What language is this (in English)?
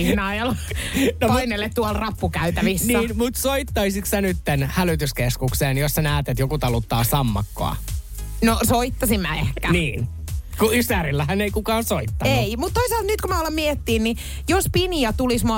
Finnish